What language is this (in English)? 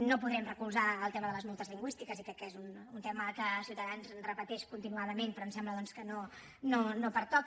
Catalan